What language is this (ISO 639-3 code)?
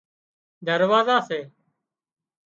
kxp